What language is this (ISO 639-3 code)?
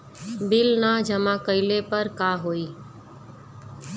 bho